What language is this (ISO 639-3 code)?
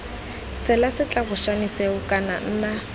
tsn